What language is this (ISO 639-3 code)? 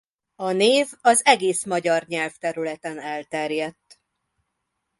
hun